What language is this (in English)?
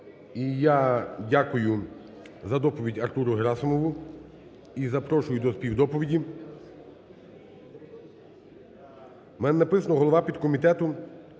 Ukrainian